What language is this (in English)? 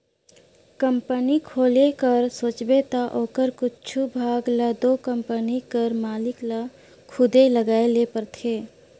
Chhattisgarhi